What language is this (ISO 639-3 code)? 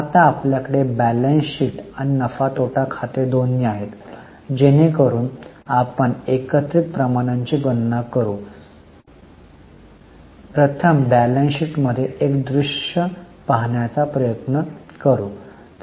mar